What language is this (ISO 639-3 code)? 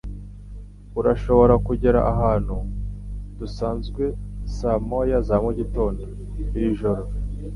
kin